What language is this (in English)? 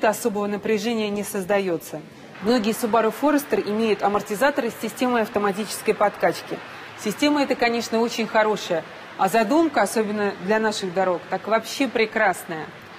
Russian